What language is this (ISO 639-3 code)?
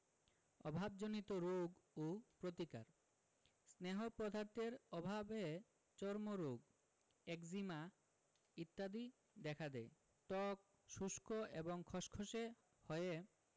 ben